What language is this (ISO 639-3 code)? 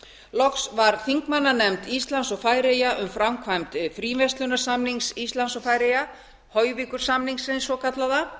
isl